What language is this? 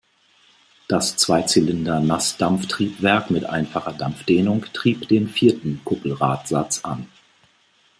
German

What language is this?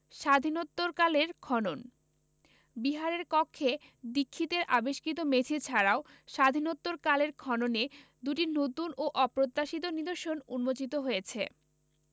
Bangla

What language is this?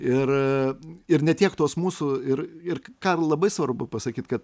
Lithuanian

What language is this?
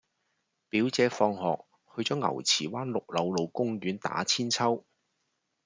Cantonese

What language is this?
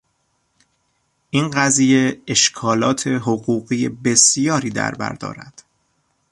Persian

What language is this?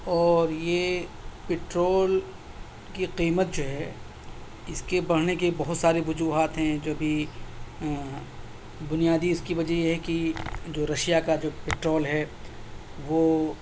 Urdu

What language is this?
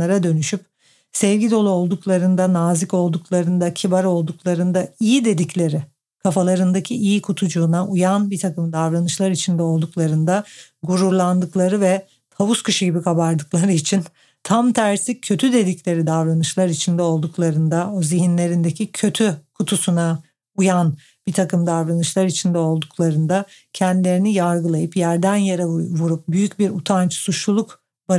Turkish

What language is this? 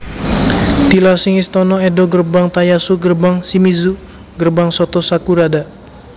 Javanese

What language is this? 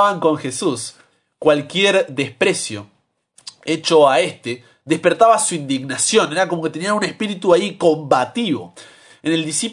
Spanish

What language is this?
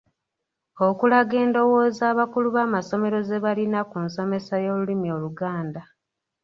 Ganda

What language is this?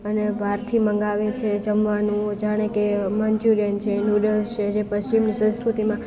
Gujarati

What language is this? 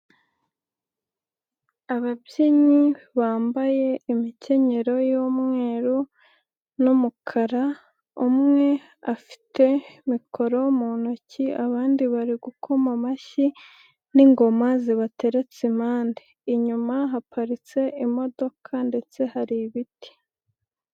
Kinyarwanda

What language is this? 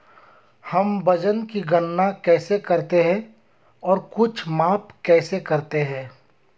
Hindi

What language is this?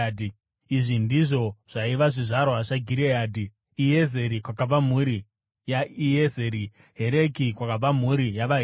Shona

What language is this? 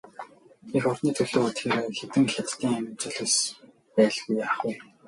Mongolian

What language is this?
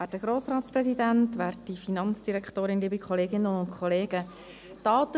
Swiss German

